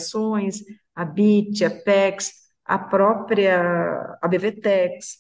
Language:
Portuguese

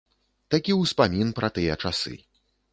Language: Belarusian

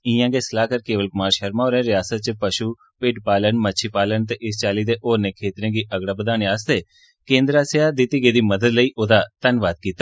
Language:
Dogri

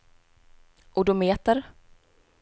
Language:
Swedish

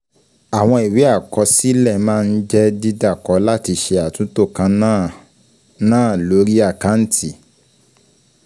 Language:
Yoruba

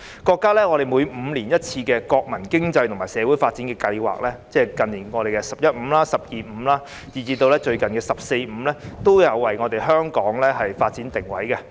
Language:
Cantonese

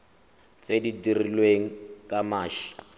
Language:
Tswana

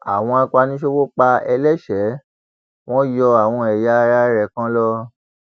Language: Yoruba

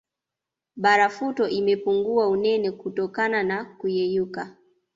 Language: Swahili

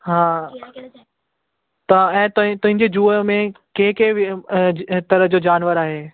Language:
Sindhi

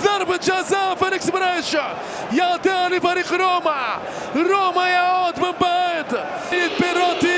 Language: Arabic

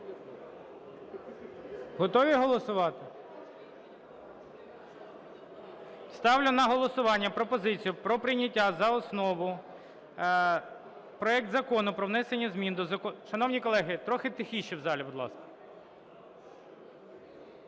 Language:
Ukrainian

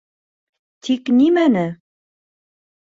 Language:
Bashkir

